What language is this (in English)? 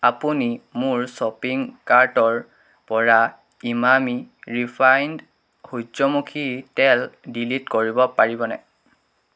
Assamese